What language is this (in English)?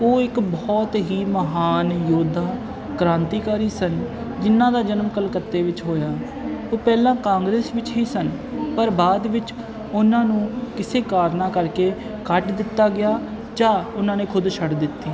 Punjabi